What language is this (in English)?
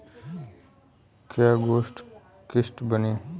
Bhojpuri